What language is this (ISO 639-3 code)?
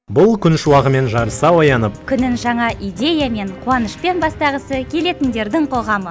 kaz